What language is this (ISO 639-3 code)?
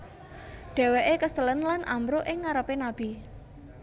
jav